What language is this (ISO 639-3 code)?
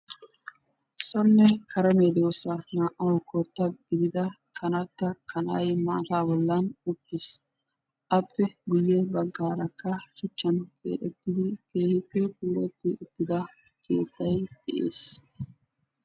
wal